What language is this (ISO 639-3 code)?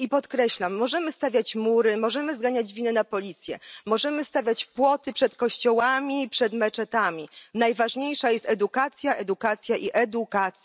pol